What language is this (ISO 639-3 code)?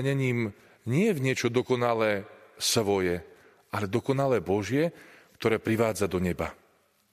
slk